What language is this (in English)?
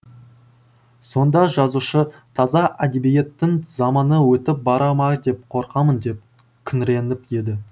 Kazakh